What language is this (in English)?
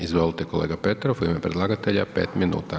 Croatian